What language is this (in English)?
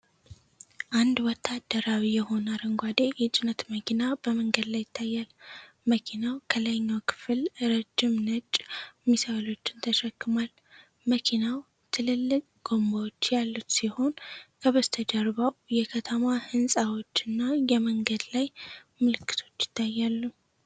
Amharic